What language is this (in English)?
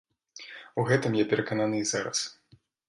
Belarusian